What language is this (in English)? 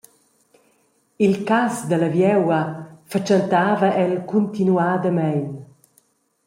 Romansh